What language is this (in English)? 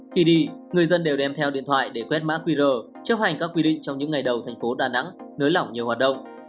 Vietnamese